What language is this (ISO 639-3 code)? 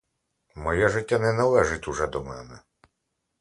ukr